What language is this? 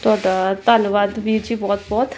Punjabi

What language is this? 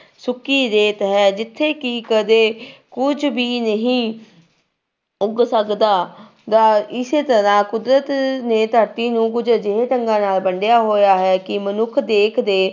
Punjabi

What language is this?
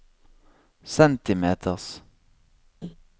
Norwegian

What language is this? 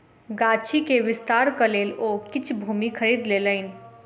Maithili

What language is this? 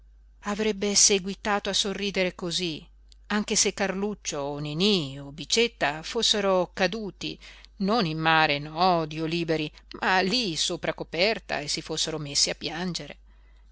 Italian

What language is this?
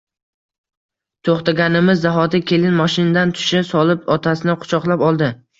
Uzbek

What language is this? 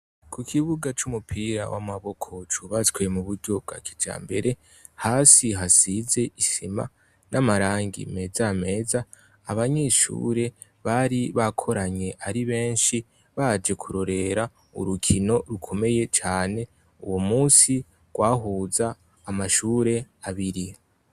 Rundi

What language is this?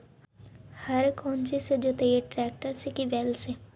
Magahi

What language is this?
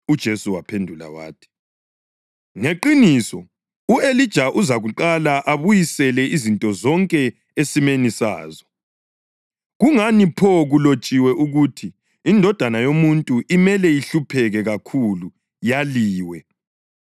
North Ndebele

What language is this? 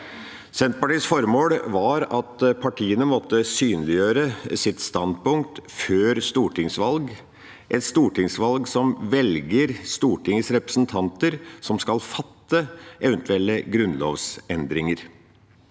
Norwegian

